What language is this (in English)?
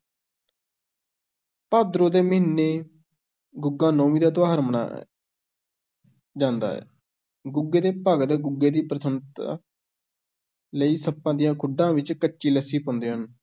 Punjabi